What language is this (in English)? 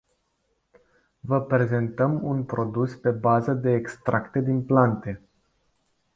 Romanian